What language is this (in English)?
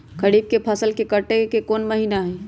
Magahi